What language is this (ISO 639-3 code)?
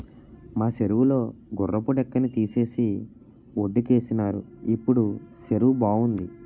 tel